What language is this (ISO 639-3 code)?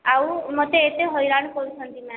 ori